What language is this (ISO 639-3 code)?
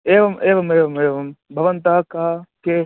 san